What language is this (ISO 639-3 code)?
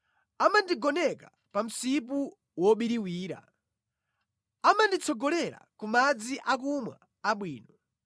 nya